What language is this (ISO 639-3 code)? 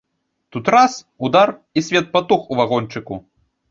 bel